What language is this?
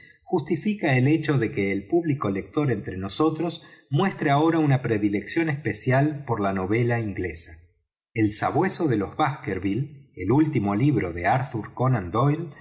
Spanish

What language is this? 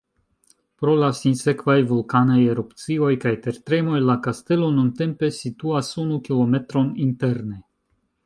Esperanto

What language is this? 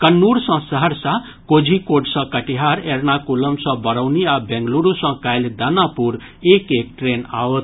Maithili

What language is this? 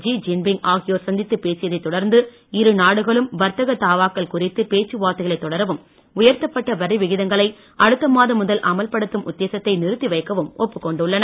Tamil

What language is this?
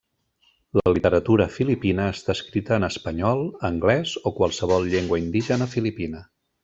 Catalan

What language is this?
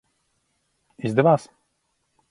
Latvian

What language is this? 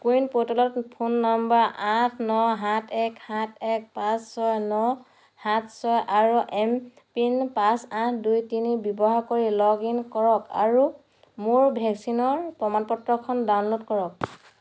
Assamese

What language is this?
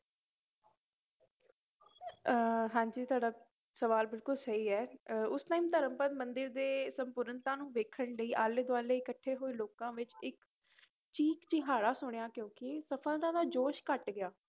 Punjabi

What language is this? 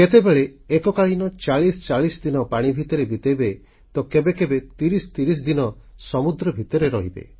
Odia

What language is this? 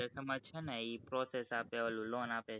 Gujarati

